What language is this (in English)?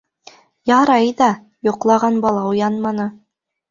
Bashkir